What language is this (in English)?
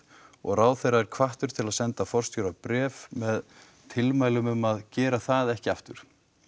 Icelandic